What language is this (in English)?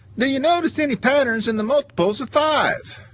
English